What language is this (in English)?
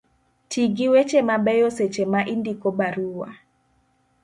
Luo (Kenya and Tanzania)